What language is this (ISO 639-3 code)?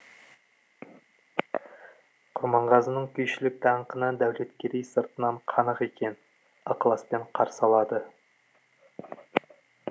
kaz